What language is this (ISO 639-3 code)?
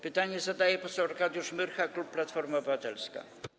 pol